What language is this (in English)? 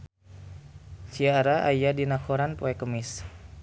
Sundanese